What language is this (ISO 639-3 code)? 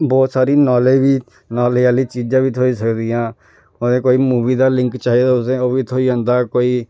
doi